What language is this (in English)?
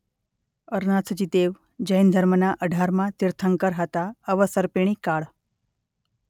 Gujarati